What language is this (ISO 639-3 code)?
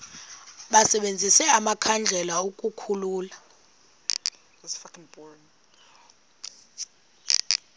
xho